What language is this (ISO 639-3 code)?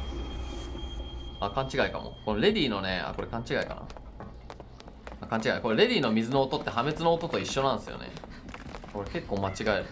jpn